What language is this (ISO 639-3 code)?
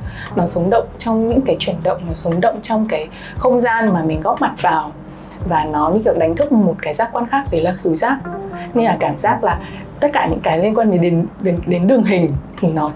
vie